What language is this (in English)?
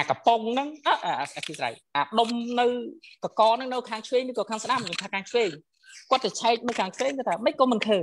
Vietnamese